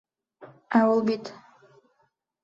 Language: Bashkir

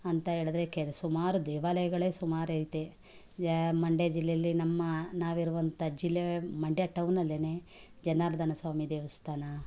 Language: Kannada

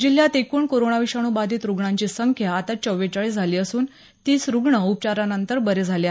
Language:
Marathi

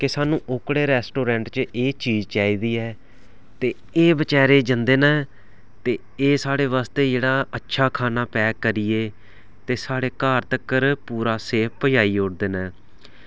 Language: Dogri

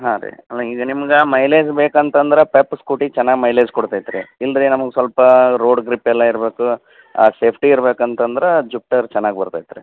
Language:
Kannada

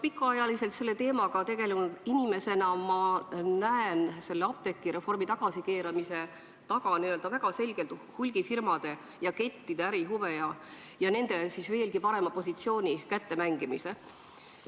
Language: Estonian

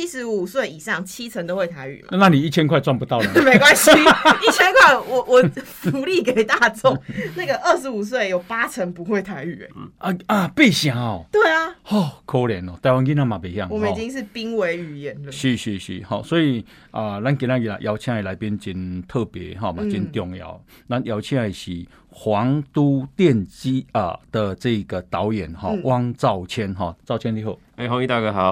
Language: Chinese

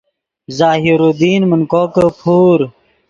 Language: Yidgha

